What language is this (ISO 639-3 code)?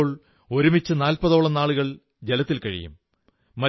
mal